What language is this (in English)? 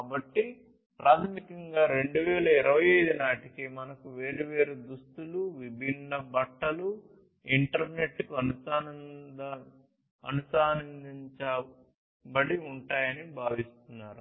Telugu